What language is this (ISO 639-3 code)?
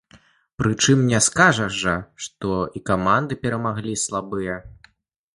bel